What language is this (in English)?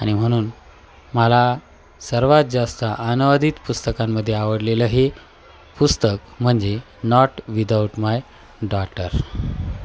Marathi